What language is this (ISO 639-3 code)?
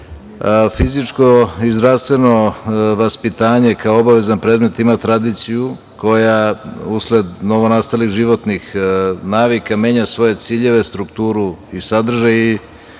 srp